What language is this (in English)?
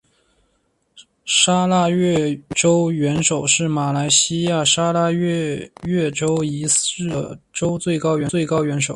Chinese